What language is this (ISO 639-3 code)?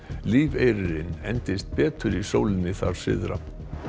isl